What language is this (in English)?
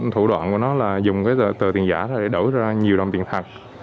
Vietnamese